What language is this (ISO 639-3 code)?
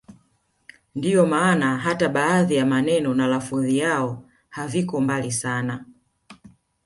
swa